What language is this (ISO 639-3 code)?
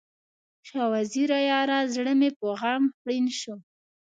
pus